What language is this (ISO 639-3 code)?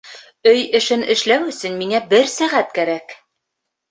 bak